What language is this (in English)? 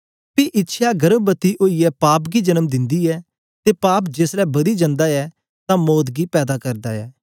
Dogri